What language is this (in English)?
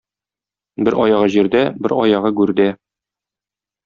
Tatar